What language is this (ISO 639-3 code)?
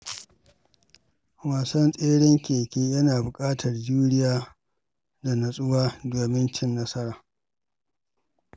hau